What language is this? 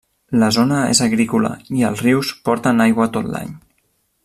Catalan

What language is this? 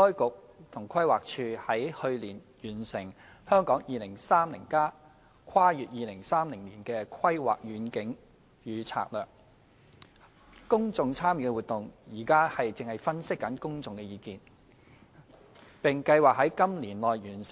Cantonese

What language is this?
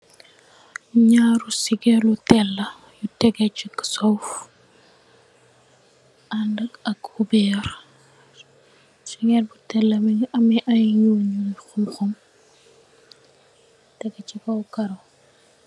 Wolof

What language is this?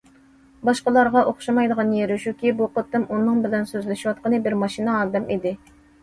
Uyghur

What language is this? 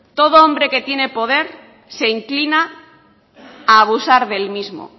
Spanish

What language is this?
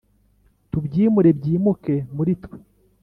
Kinyarwanda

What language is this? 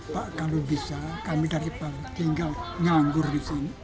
Indonesian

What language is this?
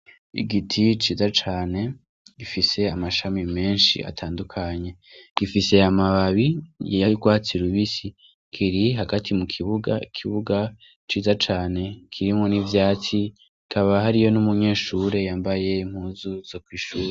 Rundi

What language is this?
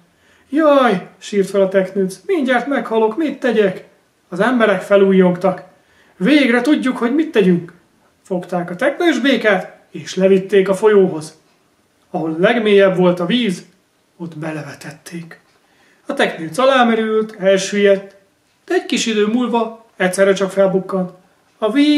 Hungarian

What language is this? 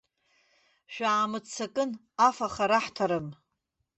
Abkhazian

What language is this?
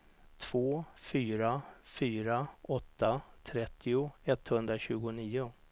Swedish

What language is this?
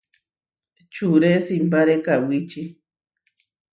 Huarijio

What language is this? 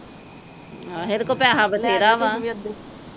Punjabi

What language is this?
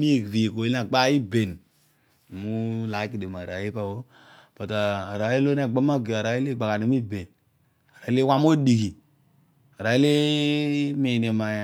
Odual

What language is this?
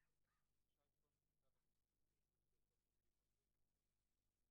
Hebrew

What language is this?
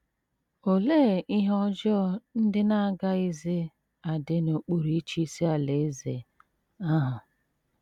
Igbo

